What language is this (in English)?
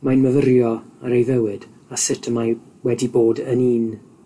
Welsh